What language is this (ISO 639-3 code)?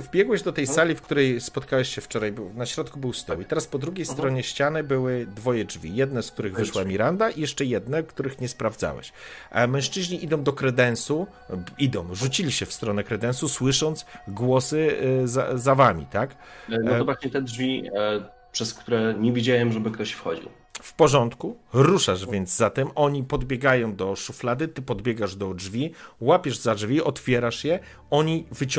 pol